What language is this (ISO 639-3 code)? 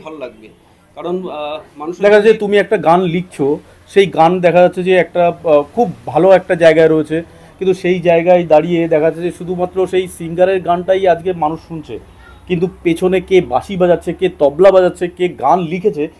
ben